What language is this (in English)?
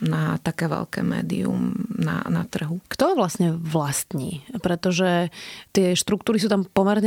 Slovak